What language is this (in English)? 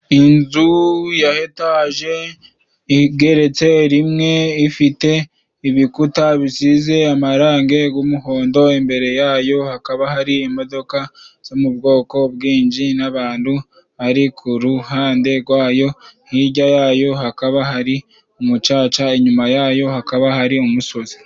Kinyarwanda